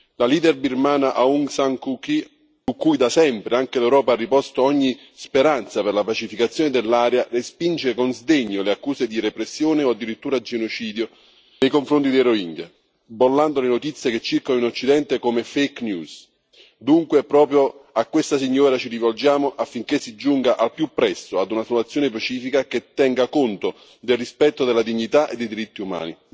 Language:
Italian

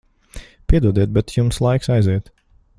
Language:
Latvian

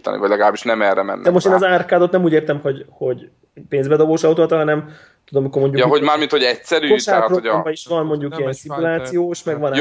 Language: Hungarian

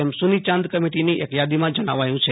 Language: Gujarati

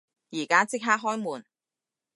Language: Cantonese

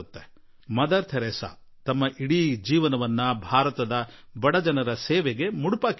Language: Kannada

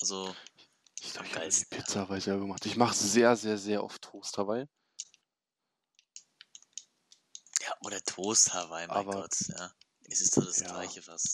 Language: German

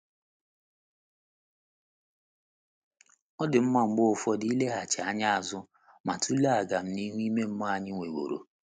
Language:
Igbo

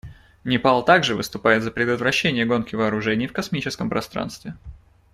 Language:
Russian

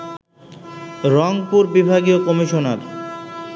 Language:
Bangla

